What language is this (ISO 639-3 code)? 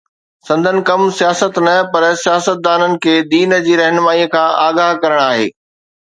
snd